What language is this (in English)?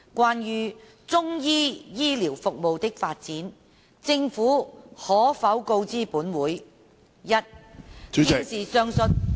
Cantonese